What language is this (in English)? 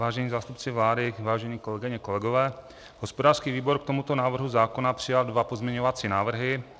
Czech